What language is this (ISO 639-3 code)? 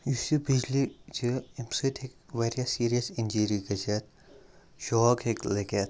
kas